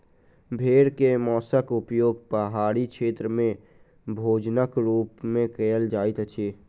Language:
Maithili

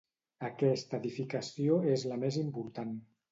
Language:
Catalan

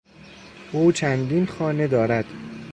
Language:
Persian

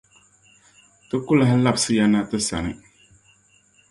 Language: Dagbani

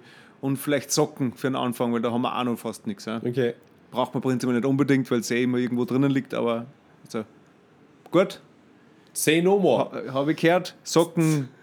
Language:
German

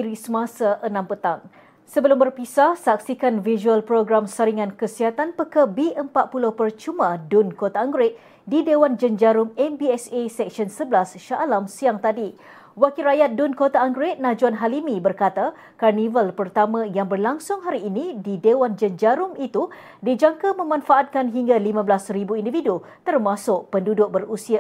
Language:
Malay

